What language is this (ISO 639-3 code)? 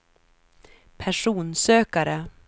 swe